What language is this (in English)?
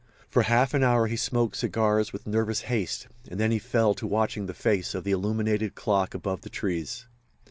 English